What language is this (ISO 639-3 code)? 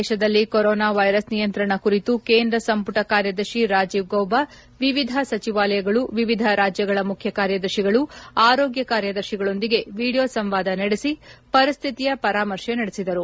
kan